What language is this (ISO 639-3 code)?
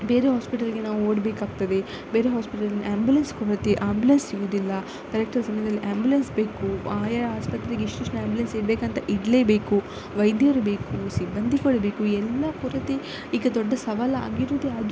kan